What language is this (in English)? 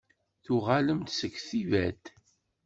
Kabyle